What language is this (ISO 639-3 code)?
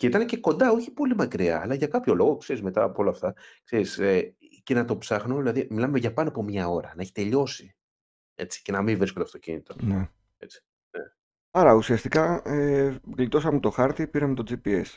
ell